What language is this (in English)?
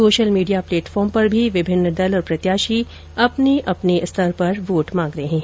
Hindi